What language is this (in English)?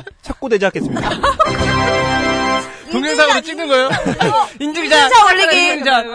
Korean